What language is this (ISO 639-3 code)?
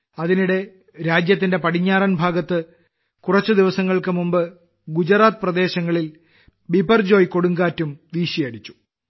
mal